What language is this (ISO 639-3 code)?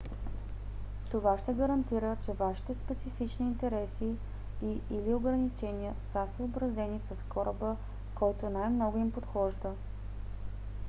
bul